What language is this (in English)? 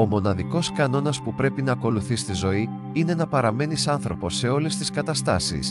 Greek